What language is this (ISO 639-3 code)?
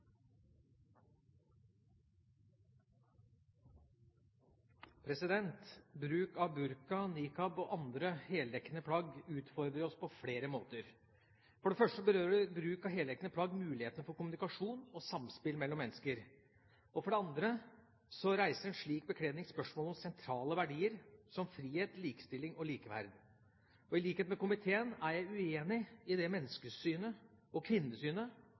nor